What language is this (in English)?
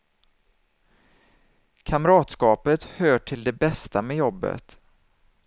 Swedish